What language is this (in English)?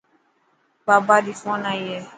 Dhatki